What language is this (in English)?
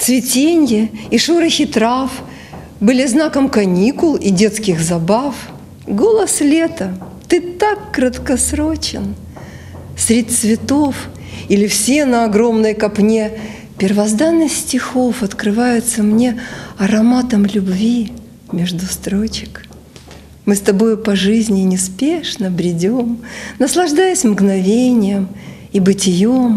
Russian